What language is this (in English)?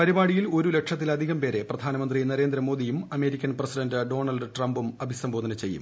Malayalam